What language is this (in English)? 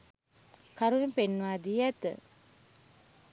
Sinhala